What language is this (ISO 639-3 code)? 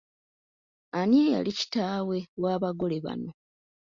lug